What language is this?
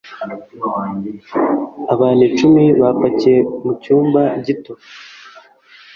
Kinyarwanda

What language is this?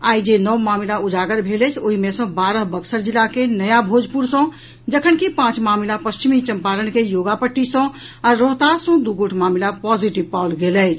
Maithili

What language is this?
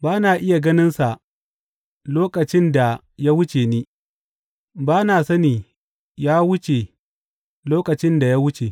Hausa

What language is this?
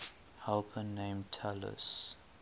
English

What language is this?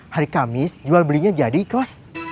Indonesian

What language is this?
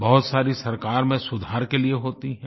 Hindi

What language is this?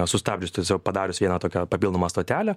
Lithuanian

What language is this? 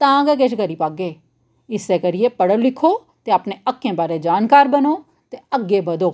Dogri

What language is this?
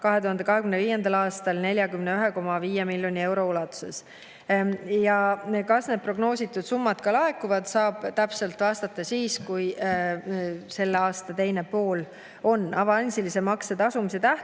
Estonian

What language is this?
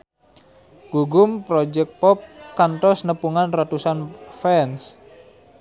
Sundanese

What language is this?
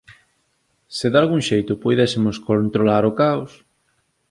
Galician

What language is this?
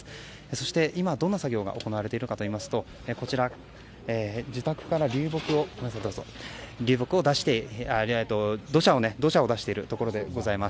Japanese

